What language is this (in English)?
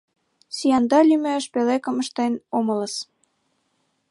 Mari